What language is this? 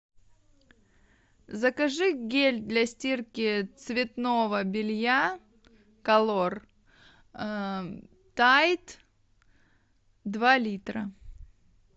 Russian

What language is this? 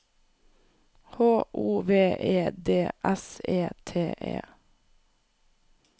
Norwegian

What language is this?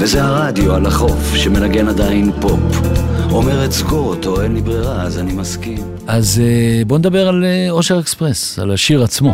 Hebrew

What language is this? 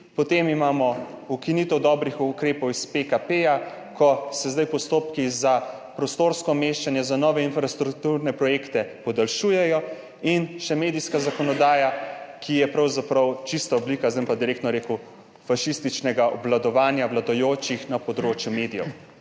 Slovenian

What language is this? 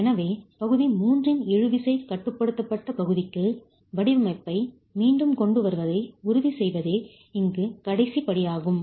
Tamil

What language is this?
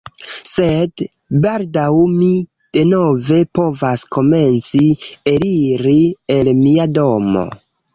Esperanto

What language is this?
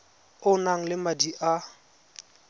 Tswana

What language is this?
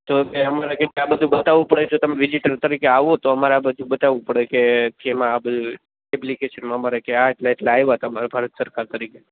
Gujarati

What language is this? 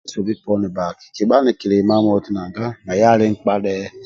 Amba (Uganda)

